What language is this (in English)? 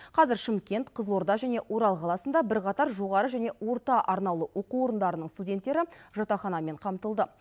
Kazakh